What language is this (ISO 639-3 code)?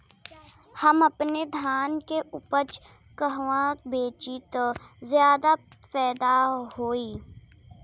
bho